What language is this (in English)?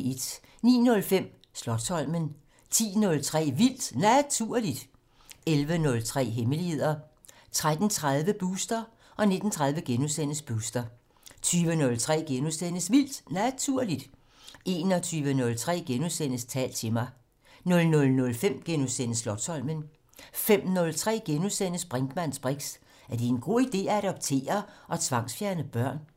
Danish